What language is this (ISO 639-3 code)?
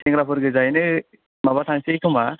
brx